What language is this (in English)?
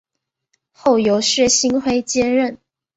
Chinese